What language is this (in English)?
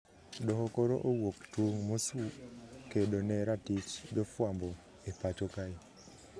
Luo (Kenya and Tanzania)